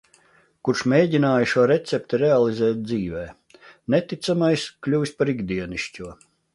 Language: Latvian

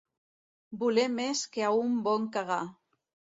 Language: Catalan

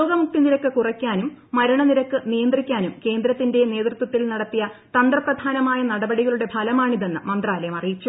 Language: Malayalam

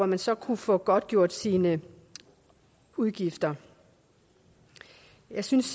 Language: Danish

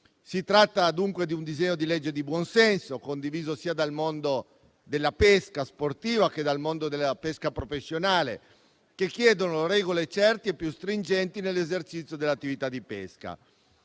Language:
Italian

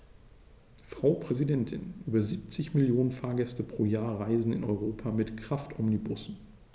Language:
German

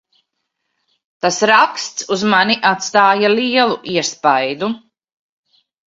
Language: Latvian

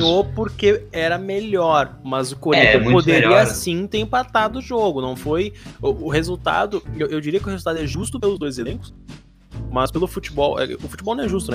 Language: Portuguese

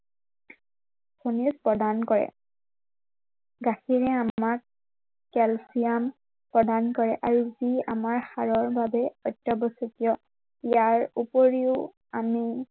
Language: Assamese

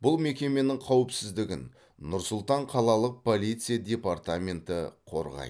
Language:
Kazakh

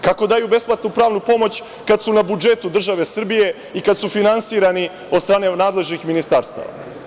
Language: Serbian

